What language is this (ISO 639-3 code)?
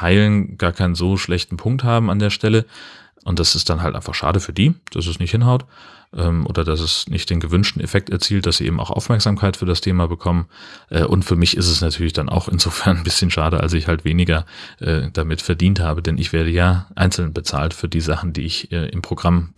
deu